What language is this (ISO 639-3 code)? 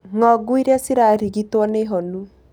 kik